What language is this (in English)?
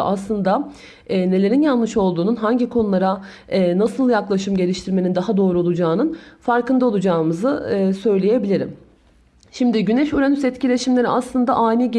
Turkish